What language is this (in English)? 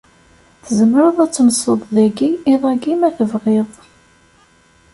Kabyle